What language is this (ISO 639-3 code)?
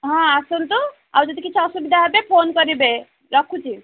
ori